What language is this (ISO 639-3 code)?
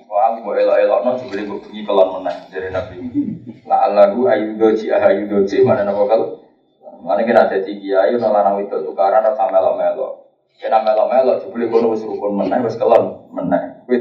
ind